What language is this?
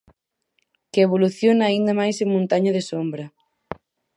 Galician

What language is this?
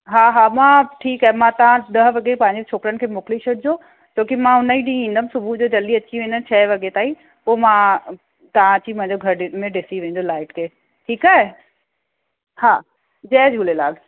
Sindhi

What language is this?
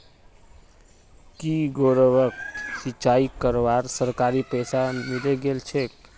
Magahi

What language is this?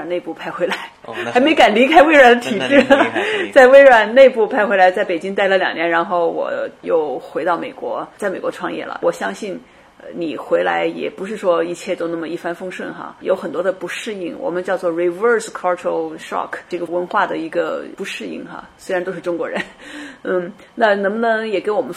Chinese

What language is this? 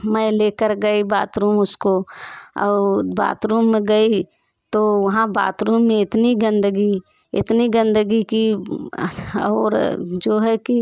Hindi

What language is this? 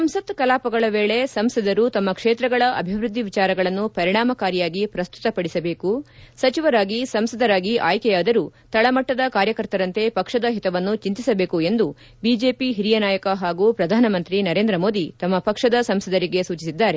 Kannada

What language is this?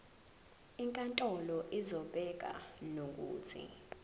Zulu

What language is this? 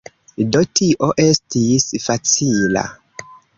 Esperanto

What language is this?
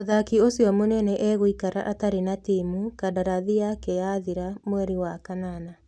Kikuyu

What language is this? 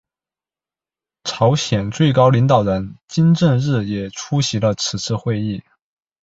Chinese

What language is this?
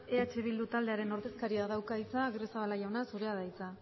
Basque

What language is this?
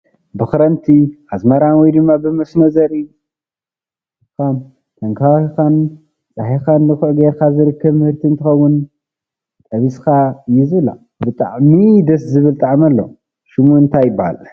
Tigrinya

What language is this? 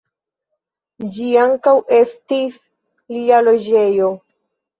Esperanto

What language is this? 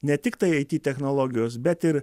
Lithuanian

